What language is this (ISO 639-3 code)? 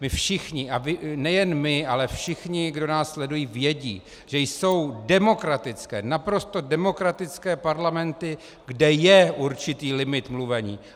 ces